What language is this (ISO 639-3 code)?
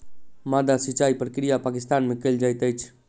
mai